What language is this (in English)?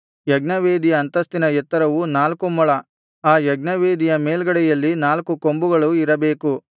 Kannada